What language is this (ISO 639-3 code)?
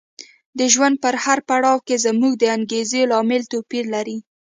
pus